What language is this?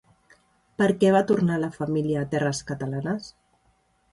Catalan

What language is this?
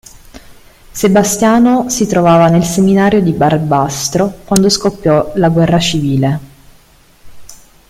Italian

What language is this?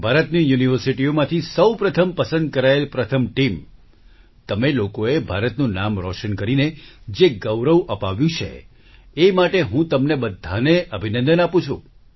Gujarati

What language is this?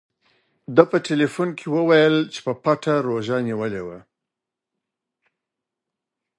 Pashto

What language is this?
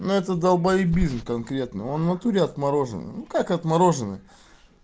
Russian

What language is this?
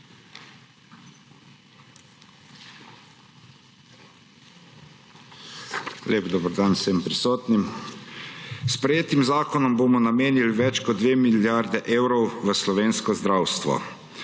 Slovenian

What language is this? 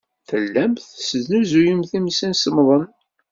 Kabyle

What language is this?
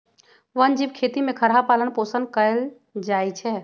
Magahi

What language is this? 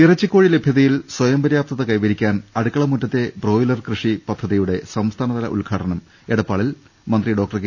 Malayalam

